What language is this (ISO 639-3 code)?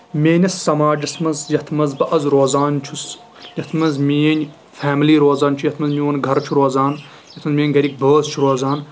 kas